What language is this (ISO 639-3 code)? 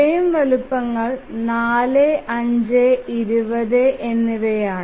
mal